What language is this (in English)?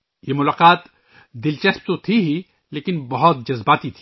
Urdu